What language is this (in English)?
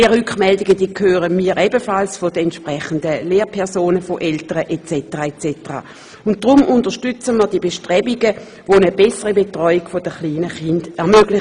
Swiss German